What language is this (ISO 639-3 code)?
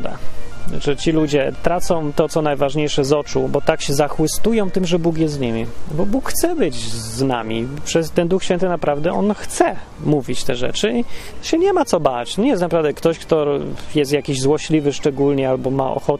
pol